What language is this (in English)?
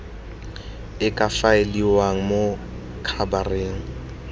Tswana